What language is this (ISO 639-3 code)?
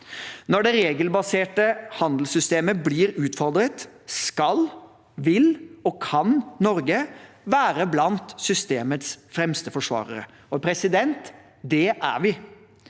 nor